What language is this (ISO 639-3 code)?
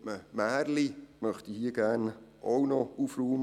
gsw